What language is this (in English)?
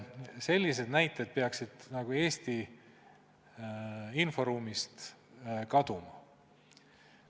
Estonian